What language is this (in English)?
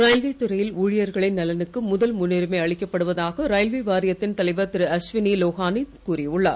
Tamil